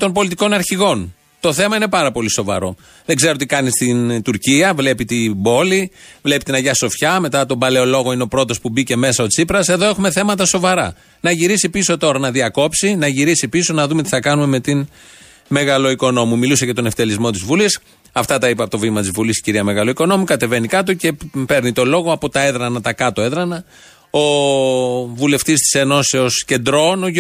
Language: Greek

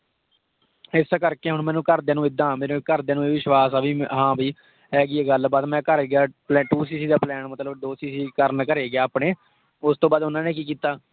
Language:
Punjabi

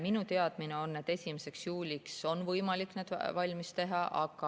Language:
Estonian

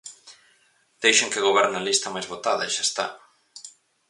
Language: Galician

